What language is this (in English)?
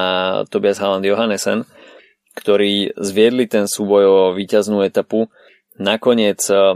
Slovak